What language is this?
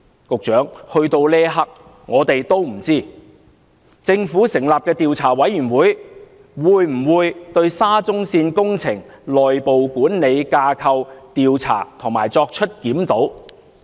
Cantonese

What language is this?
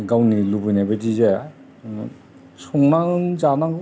Bodo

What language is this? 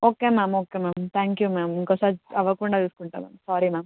Telugu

